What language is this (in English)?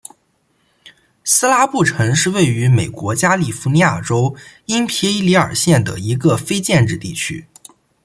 Chinese